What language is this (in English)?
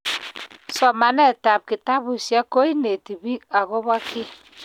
Kalenjin